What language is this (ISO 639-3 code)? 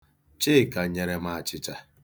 ibo